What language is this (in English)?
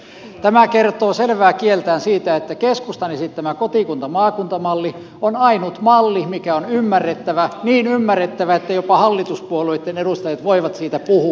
Finnish